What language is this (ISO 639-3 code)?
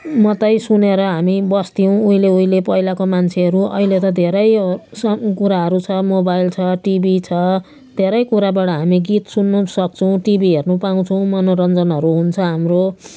nep